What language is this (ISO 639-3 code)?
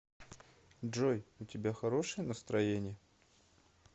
rus